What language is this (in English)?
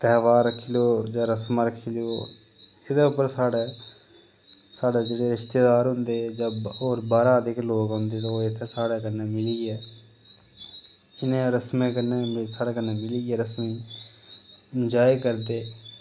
Dogri